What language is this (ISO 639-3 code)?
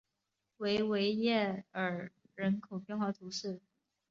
zho